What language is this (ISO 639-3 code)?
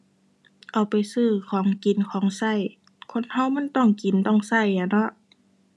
tha